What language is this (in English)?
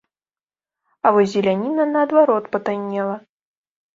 Belarusian